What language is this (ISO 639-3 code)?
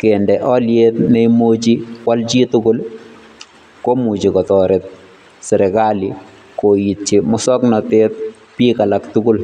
kln